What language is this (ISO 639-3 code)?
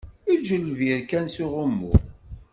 kab